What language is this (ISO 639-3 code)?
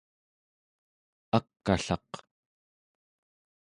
esu